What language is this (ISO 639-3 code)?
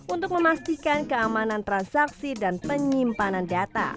ind